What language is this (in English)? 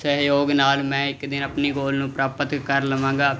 Punjabi